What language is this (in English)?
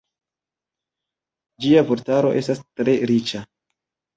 Esperanto